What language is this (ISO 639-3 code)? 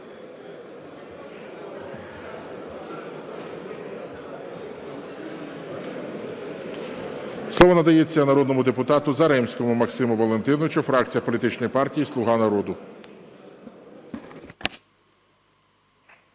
ukr